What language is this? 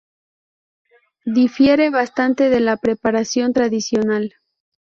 Spanish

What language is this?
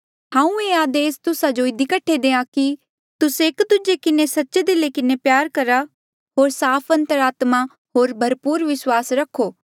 Mandeali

